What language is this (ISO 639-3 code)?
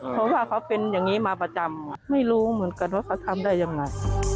tha